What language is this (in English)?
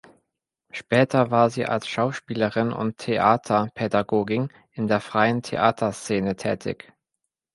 German